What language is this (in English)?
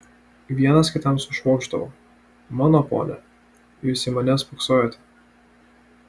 Lithuanian